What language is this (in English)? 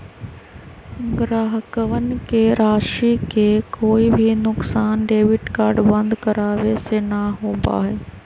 Magahi